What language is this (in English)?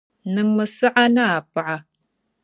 Dagbani